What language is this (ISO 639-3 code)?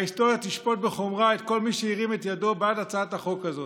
heb